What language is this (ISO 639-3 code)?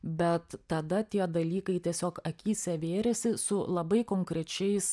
lit